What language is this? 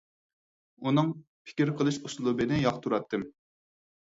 Uyghur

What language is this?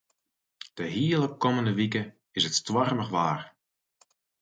Western Frisian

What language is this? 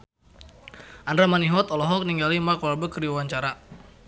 Sundanese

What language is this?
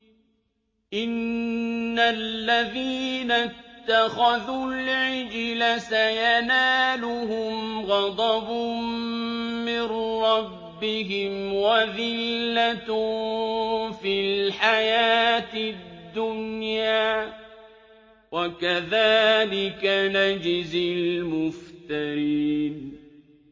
Arabic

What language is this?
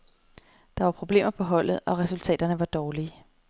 Danish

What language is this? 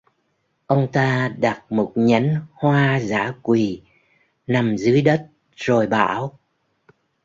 Vietnamese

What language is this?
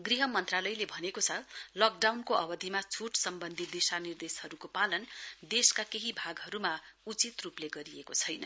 Nepali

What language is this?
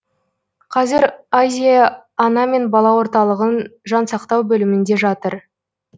Kazakh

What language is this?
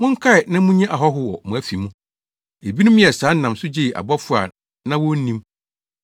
Akan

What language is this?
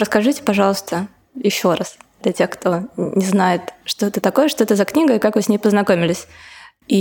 Russian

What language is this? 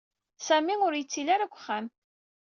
Kabyle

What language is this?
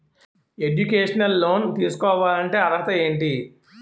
Telugu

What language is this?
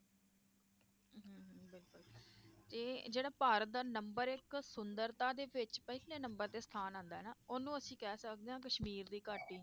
Punjabi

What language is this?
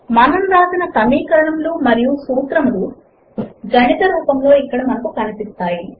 Telugu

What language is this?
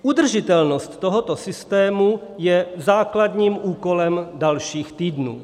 Czech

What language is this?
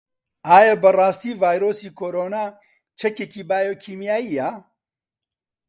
Central Kurdish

